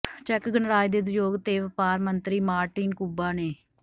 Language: Punjabi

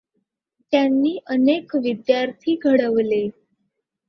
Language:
Marathi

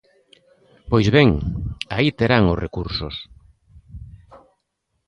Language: Galician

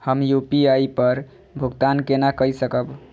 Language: Maithili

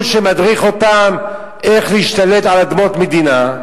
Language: Hebrew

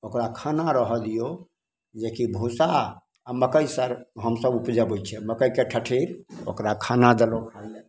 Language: Maithili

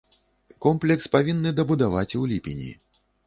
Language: Belarusian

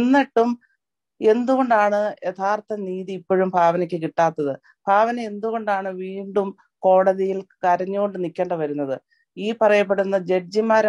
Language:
Malayalam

